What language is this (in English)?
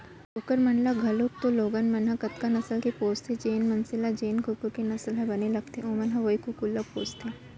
Chhattisgarhi